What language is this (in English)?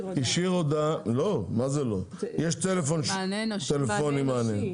Hebrew